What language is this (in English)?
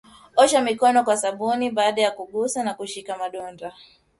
Swahili